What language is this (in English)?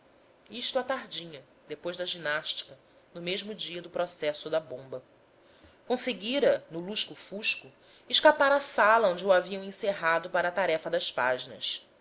Portuguese